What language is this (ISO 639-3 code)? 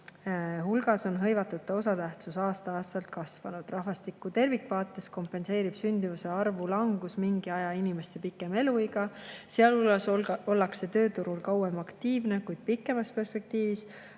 est